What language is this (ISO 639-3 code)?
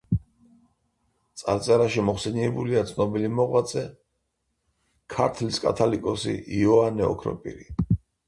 kat